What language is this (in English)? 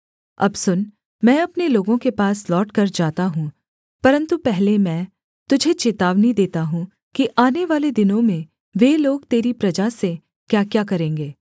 Hindi